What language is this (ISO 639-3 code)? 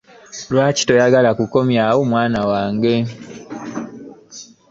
lug